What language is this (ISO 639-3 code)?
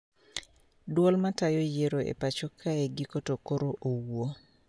luo